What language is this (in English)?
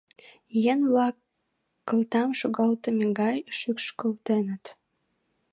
Mari